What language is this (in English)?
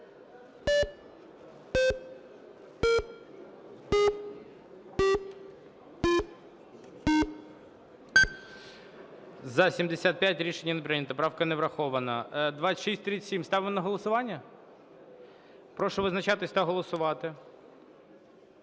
Ukrainian